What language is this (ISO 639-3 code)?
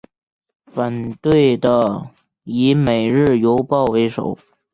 zho